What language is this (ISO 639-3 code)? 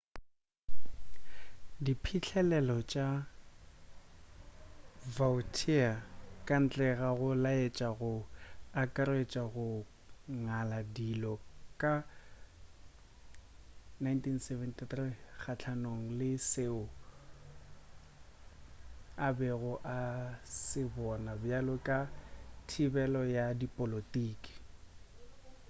nso